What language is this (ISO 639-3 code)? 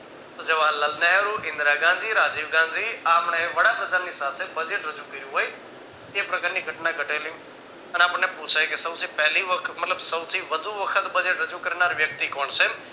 guj